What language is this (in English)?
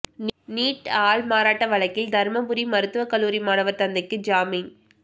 Tamil